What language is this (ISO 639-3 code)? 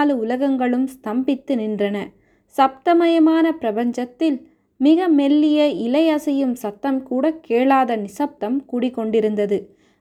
tam